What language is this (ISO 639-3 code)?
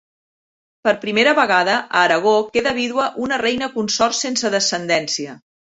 cat